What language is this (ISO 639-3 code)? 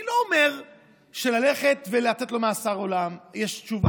heb